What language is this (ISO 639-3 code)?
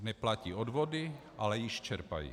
ces